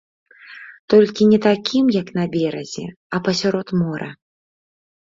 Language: Belarusian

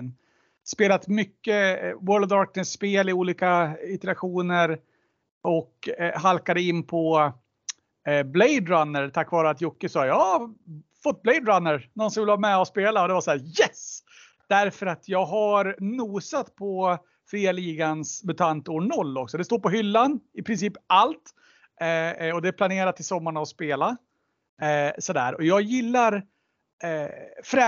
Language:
Swedish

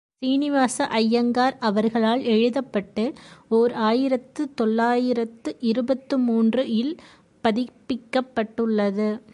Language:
Tamil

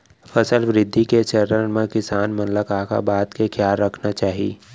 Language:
Chhattisgarhi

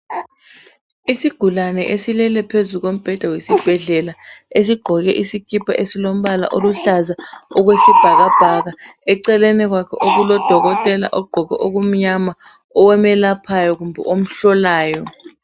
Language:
North Ndebele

